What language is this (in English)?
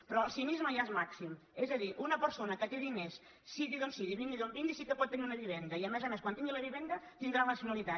Catalan